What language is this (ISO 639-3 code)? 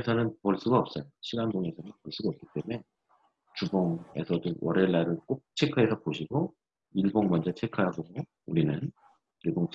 kor